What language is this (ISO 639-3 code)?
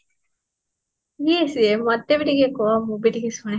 ori